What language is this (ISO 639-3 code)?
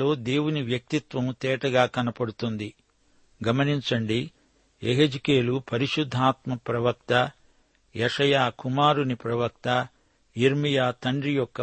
tel